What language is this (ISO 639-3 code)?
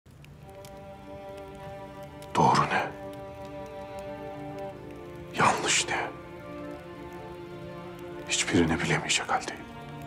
tur